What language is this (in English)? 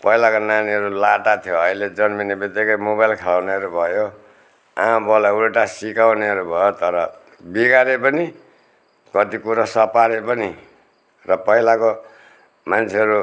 Nepali